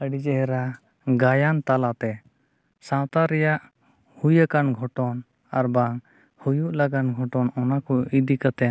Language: Santali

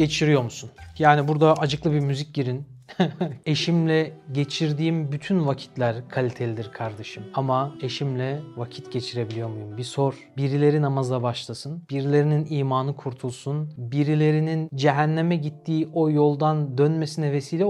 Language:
Turkish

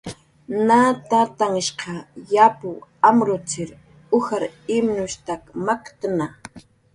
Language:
Jaqaru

